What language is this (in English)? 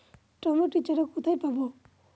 Bangla